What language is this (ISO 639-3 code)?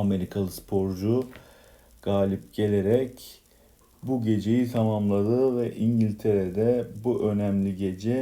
tur